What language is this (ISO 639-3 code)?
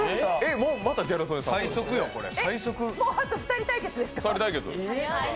jpn